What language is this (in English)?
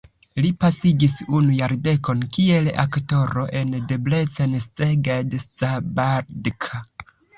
Esperanto